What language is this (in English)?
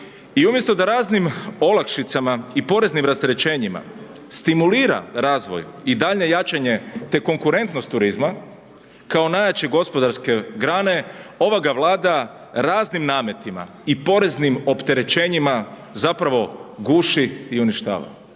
Croatian